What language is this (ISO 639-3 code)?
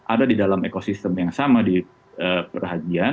ind